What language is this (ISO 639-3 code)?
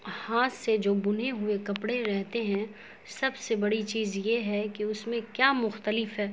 urd